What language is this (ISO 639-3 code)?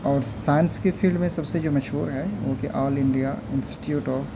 urd